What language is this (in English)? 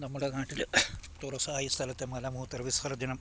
Malayalam